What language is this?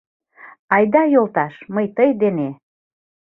Mari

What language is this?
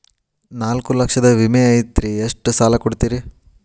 Kannada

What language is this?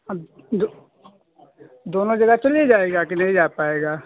Hindi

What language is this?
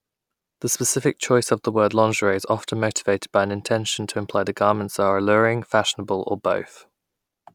English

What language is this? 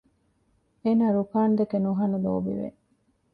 Divehi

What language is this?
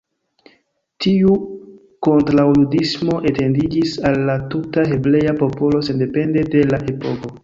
Esperanto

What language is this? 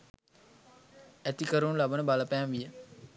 Sinhala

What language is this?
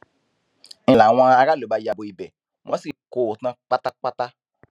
Yoruba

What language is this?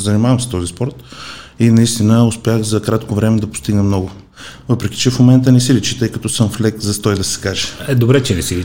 Bulgarian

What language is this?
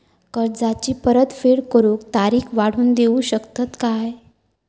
Marathi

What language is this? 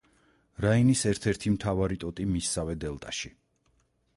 Georgian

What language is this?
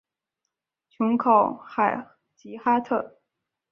Chinese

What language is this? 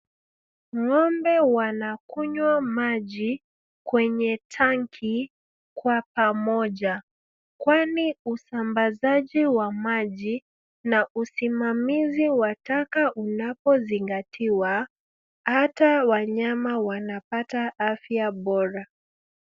Swahili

